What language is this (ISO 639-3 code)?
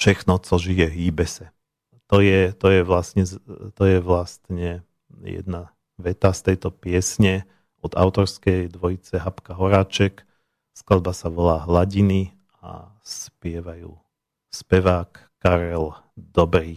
slk